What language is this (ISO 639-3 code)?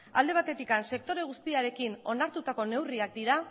eus